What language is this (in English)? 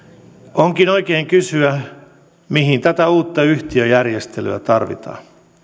Finnish